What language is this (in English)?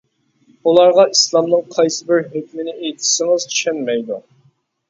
Uyghur